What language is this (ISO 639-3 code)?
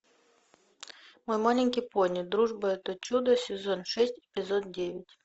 rus